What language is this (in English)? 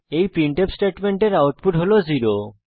Bangla